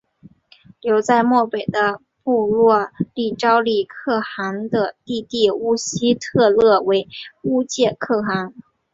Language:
Chinese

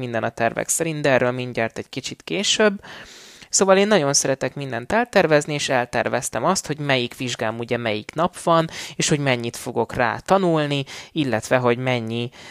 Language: Hungarian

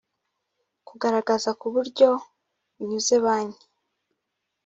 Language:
Kinyarwanda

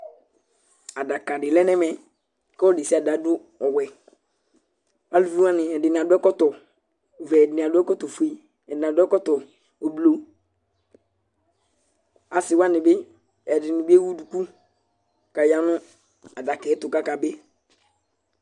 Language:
Ikposo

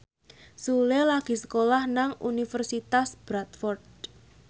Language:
Javanese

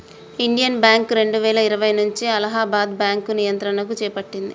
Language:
Telugu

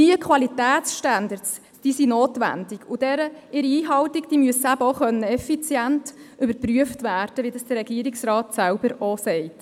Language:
Swiss German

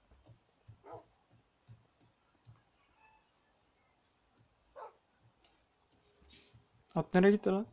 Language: Turkish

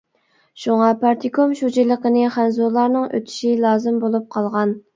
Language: Uyghur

